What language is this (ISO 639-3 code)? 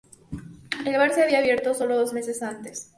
spa